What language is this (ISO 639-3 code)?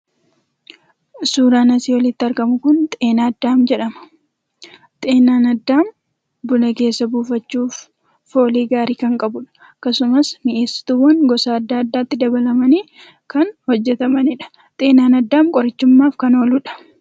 orm